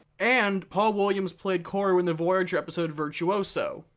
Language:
English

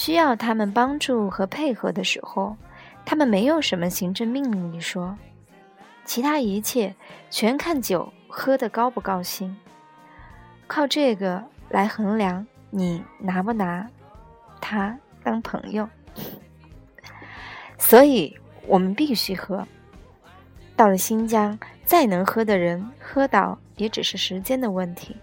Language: Chinese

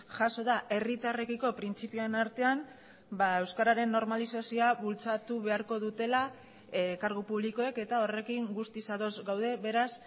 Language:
Basque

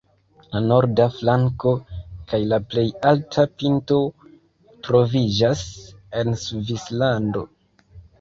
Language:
Esperanto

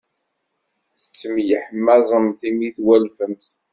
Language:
Kabyle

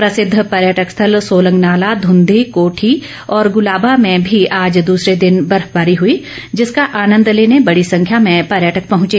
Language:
Hindi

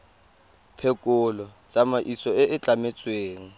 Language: Tswana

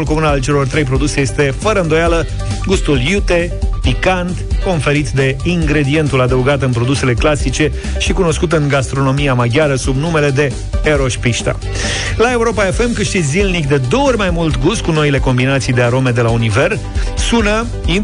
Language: Romanian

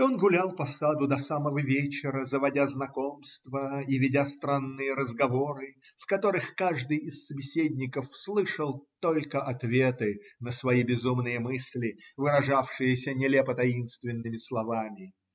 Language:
Russian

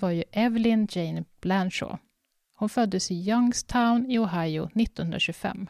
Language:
Swedish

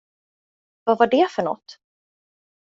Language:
Swedish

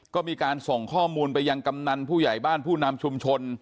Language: Thai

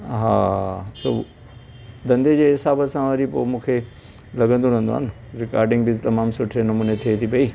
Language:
Sindhi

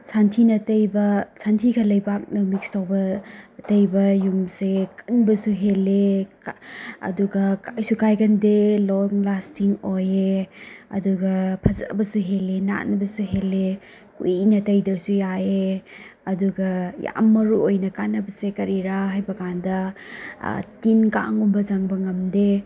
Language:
Manipuri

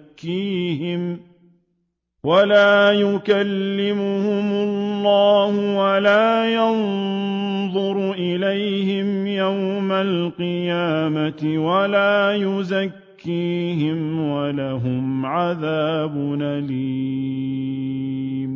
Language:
Arabic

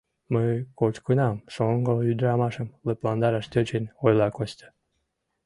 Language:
Mari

